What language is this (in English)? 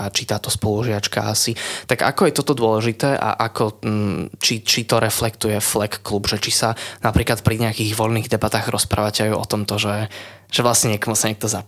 Slovak